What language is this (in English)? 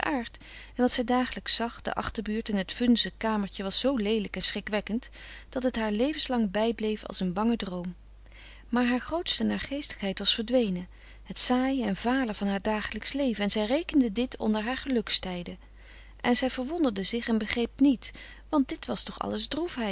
Dutch